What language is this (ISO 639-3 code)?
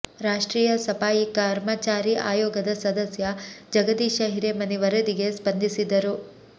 kan